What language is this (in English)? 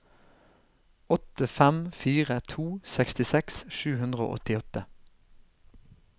Norwegian